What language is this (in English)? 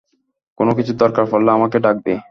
Bangla